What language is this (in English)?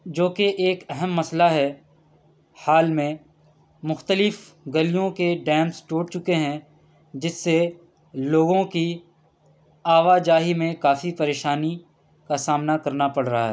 Urdu